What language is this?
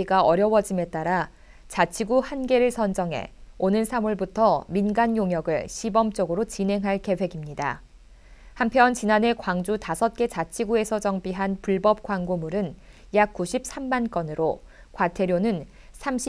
Korean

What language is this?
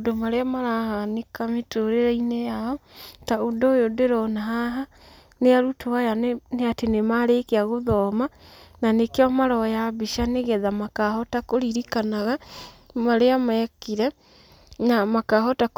Kikuyu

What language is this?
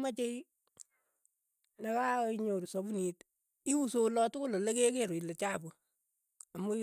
Keiyo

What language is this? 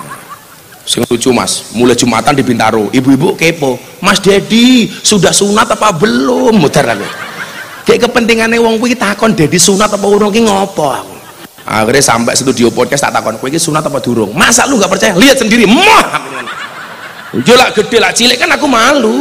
Indonesian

